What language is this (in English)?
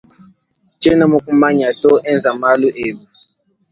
Luba-Lulua